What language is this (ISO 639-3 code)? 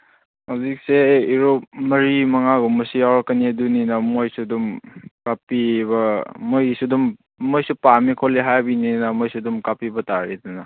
mni